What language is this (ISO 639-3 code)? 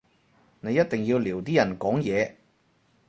yue